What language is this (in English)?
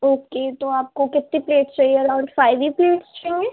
Urdu